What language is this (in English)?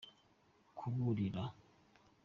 Kinyarwanda